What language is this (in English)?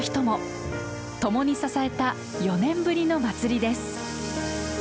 Japanese